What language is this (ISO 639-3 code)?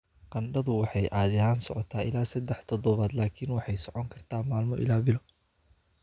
som